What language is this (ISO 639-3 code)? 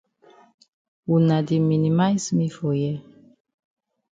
wes